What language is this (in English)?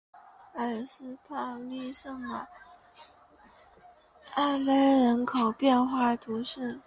Chinese